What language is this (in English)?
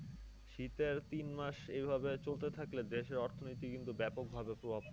Bangla